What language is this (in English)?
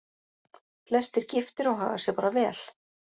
Icelandic